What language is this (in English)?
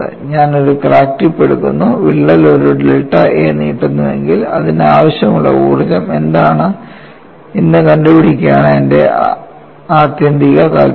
Malayalam